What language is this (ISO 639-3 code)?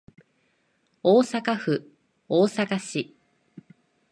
jpn